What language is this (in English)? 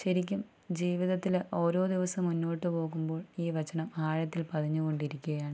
Malayalam